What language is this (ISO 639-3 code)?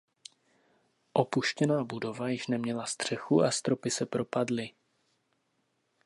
ces